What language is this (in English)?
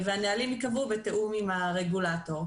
Hebrew